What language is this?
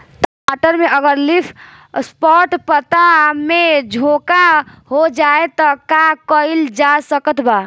Bhojpuri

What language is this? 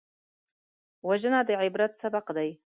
Pashto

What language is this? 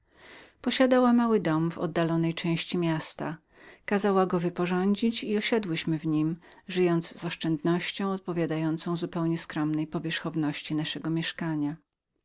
Polish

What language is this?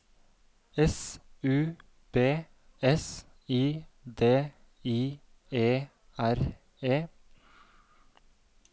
Norwegian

